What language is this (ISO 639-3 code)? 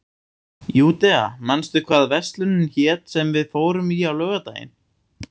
isl